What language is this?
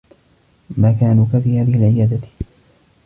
Arabic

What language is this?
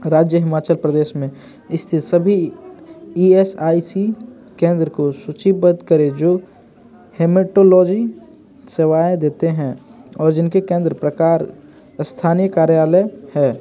Hindi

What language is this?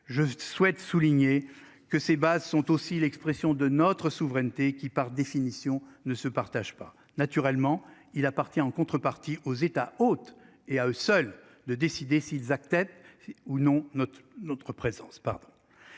French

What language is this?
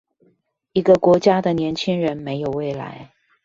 Chinese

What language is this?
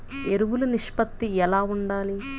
Telugu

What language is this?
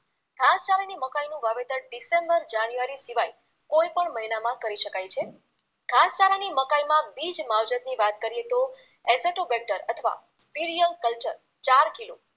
Gujarati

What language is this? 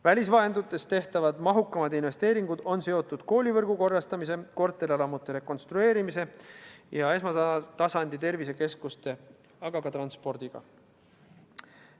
Estonian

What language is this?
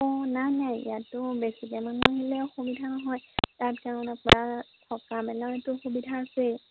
Assamese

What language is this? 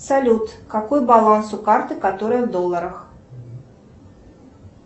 Russian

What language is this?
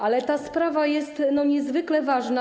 Polish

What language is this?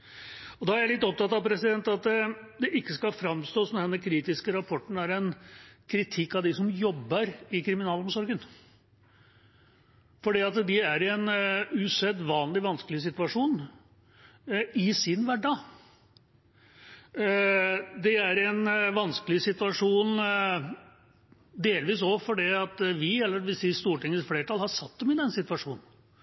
Norwegian Bokmål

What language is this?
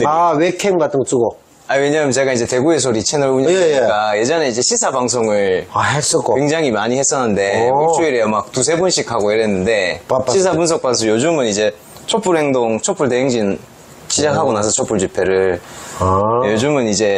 Korean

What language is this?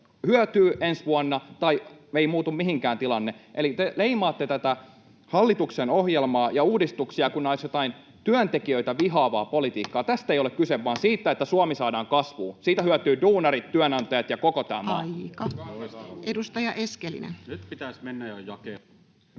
Finnish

